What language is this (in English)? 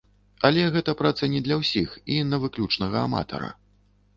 Belarusian